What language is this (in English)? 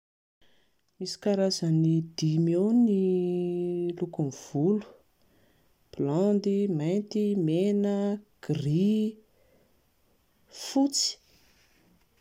Malagasy